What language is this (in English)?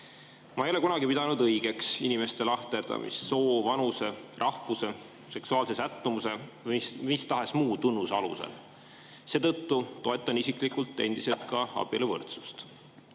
Estonian